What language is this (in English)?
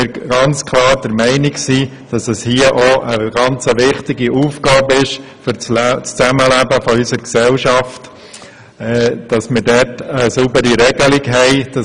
Swiss German